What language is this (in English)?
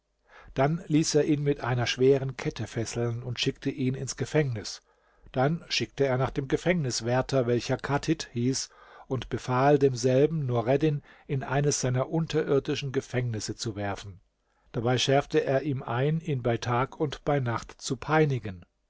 German